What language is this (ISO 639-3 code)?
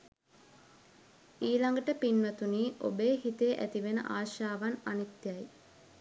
sin